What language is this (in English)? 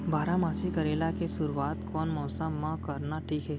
Chhattisgarhi